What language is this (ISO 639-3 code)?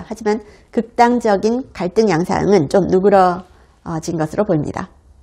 kor